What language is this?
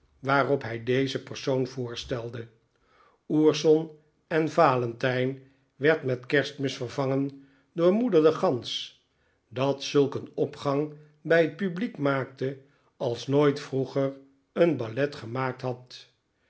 Dutch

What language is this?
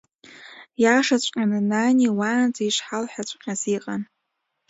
Abkhazian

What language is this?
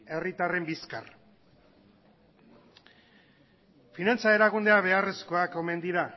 Basque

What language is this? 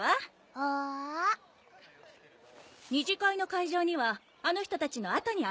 Japanese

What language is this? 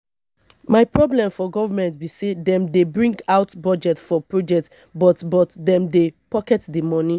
Nigerian Pidgin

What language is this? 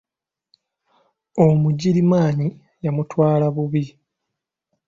Ganda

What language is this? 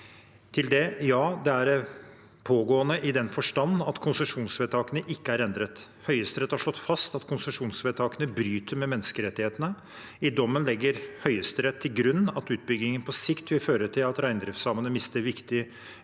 Norwegian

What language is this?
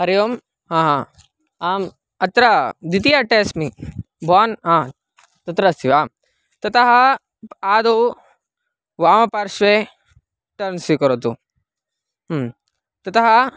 Sanskrit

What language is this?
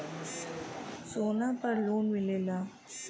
Bhojpuri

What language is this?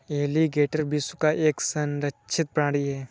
Hindi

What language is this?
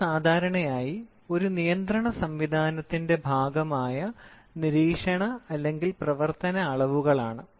Malayalam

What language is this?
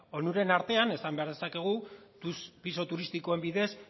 Basque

